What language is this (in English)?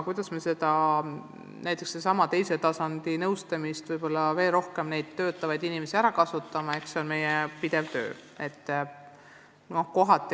Estonian